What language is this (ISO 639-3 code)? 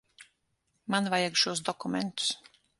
lav